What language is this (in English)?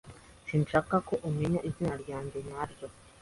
Kinyarwanda